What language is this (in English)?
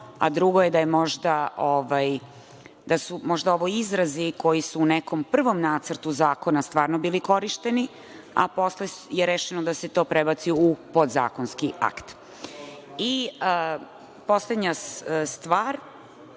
Serbian